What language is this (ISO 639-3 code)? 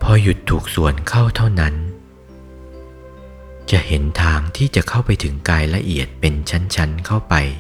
tha